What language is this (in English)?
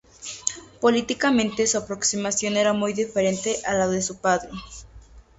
Spanish